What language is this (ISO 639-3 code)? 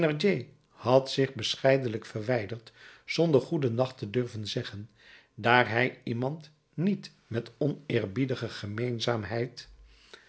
nld